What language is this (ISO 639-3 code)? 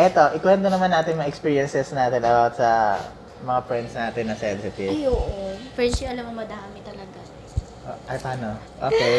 fil